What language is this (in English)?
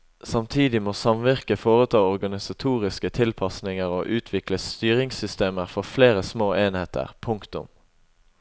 Norwegian